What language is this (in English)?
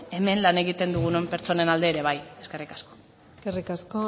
Basque